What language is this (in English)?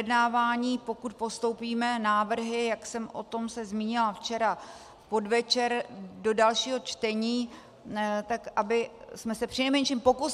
Czech